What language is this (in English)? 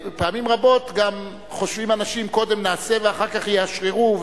Hebrew